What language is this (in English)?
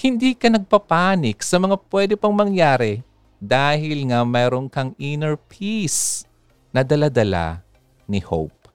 Filipino